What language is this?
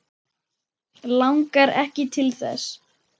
Icelandic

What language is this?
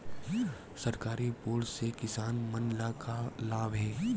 Chhattisgarhi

